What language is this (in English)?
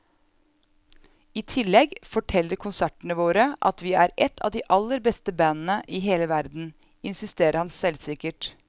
Norwegian